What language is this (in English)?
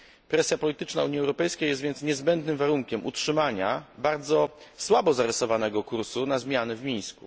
Polish